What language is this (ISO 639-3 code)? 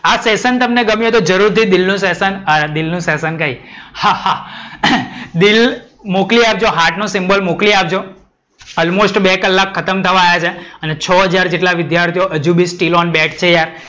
guj